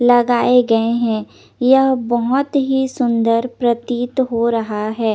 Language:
Hindi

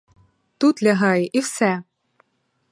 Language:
Ukrainian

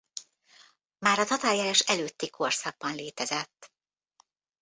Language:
Hungarian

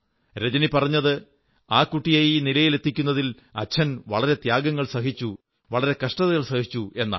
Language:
Malayalam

